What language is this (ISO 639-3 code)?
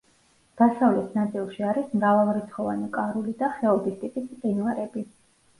kat